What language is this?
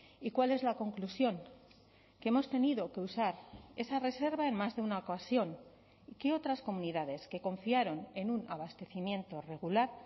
Spanish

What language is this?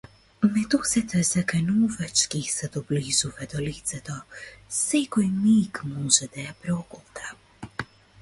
Macedonian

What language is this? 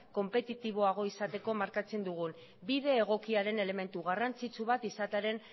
Basque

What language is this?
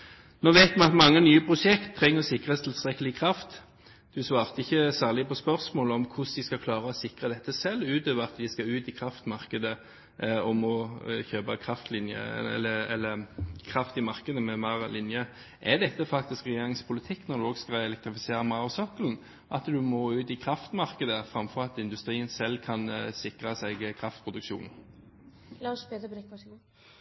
Norwegian Bokmål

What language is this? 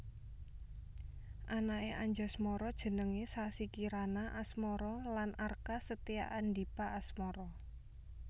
Javanese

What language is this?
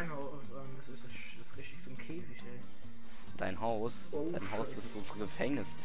German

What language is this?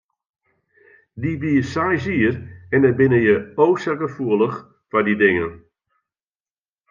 Western Frisian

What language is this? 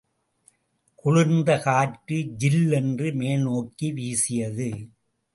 Tamil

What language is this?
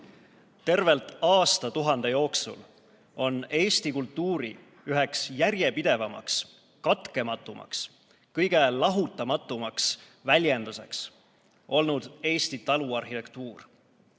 Estonian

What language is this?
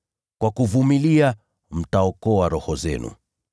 Swahili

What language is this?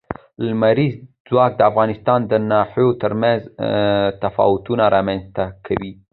Pashto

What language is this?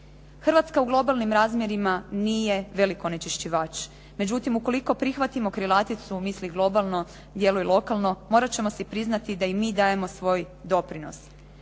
Croatian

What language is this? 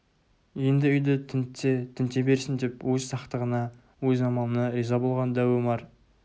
Kazakh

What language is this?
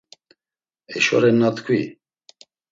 Laz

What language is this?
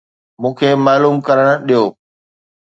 Sindhi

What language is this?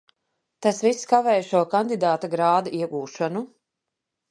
Latvian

